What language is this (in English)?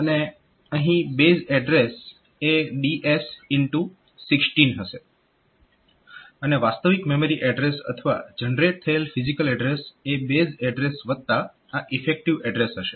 Gujarati